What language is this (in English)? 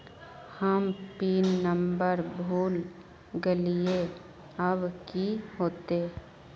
Magahi